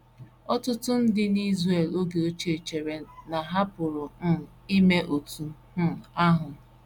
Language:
Igbo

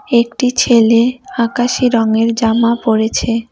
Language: Bangla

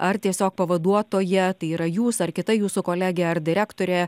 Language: Lithuanian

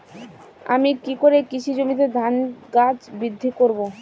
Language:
Bangla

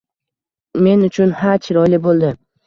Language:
Uzbek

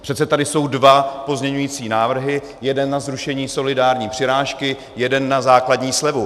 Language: Czech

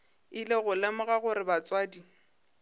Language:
Northern Sotho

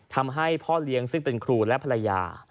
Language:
Thai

